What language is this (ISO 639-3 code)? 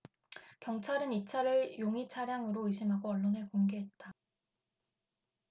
kor